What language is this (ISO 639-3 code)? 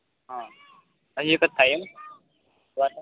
guj